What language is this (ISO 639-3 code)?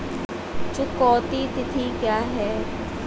hin